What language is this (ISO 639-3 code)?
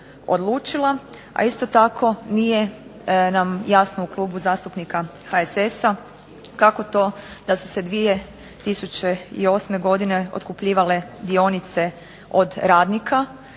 hrv